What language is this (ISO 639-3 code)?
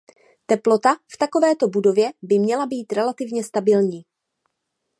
ces